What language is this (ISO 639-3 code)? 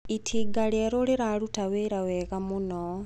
kik